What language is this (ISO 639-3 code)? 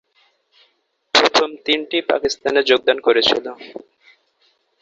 ben